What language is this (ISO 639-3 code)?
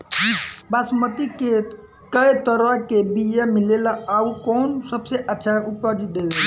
bho